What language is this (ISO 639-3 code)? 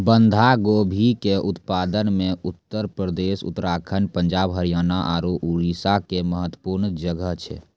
mai